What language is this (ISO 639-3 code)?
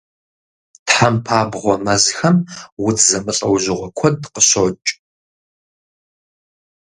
kbd